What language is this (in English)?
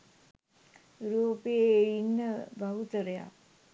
Sinhala